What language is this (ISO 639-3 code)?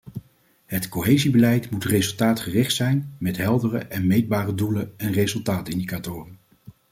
nld